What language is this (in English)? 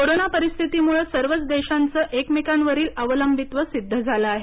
Marathi